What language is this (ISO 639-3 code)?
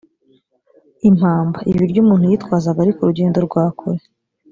kin